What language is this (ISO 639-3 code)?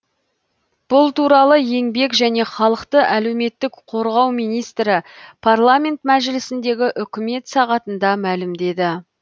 kaz